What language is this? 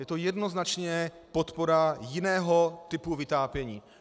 Czech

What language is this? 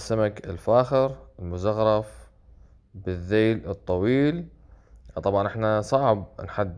Arabic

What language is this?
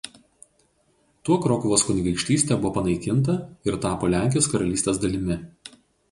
Lithuanian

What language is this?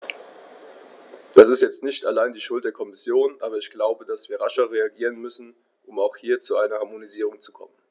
German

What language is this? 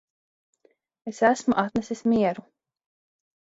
Latvian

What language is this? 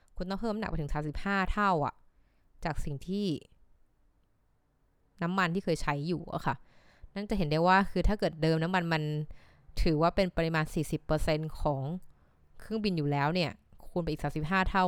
Thai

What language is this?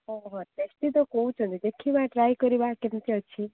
Odia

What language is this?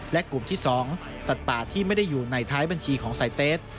Thai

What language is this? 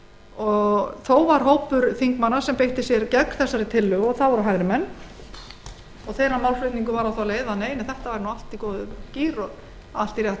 Icelandic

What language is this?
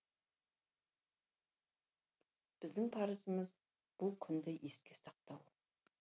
Kazakh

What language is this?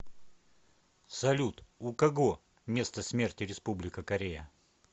Russian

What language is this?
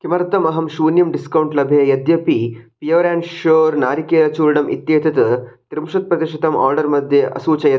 Sanskrit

